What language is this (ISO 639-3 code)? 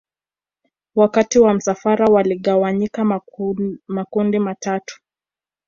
swa